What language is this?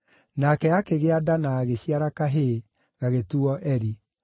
Kikuyu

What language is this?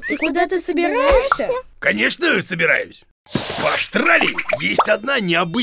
Russian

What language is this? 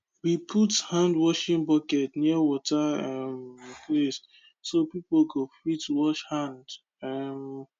Nigerian Pidgin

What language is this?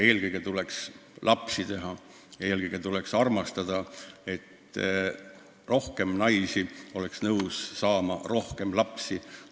Estonian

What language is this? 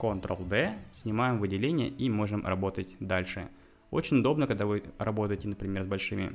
Russian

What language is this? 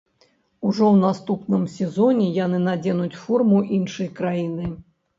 Belarusian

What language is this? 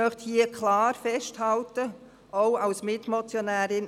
Swiss German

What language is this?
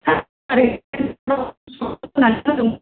Bodo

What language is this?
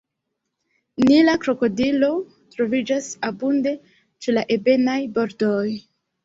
Esperanto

